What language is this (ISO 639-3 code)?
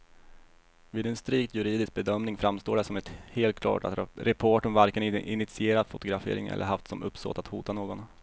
swe